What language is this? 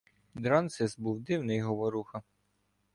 Ukrainian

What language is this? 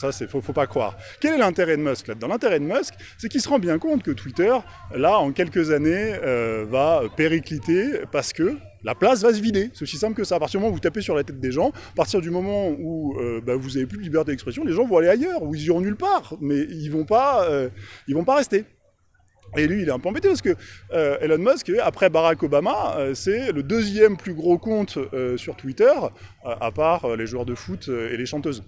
French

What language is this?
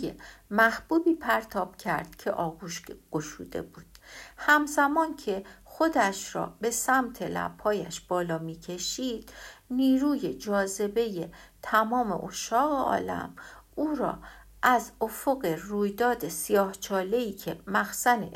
Persian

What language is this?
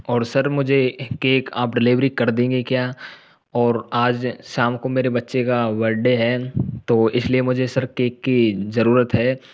Hindi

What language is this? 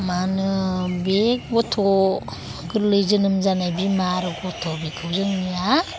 Bodo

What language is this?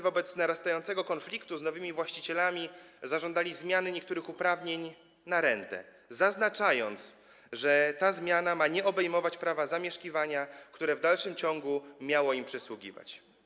Polish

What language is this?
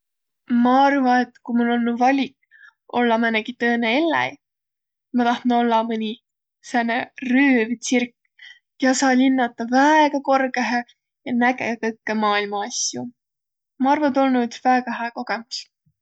Võro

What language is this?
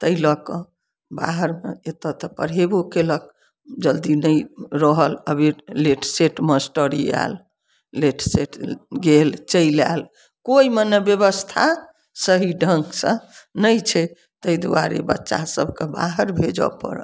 Maithili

